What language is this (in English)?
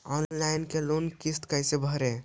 Magahi